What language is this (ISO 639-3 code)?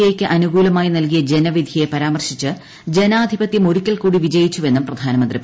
mal